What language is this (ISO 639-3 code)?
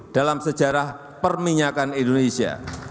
ind